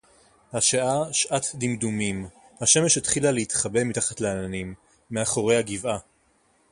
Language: Hebrew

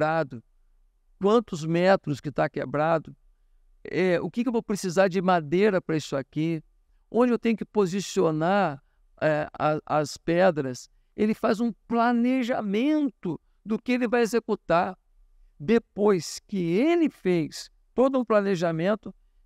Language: Portuguese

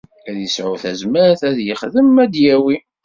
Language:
Kabyle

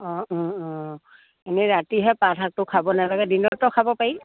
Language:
Assamese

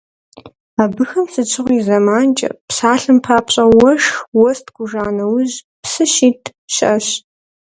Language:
Kabardian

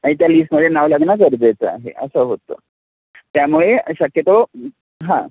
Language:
Marathi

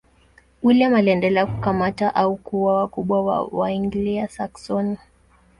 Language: Swahili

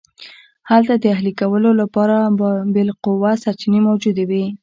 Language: Pashto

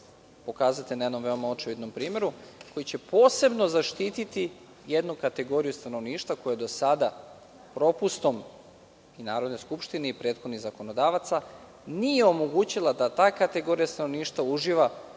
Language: Serbian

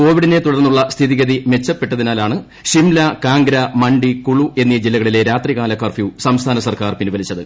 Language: Malayalam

